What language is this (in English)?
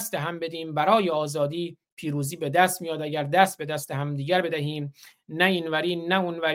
Persian